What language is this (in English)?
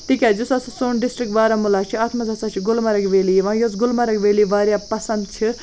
Kashmiri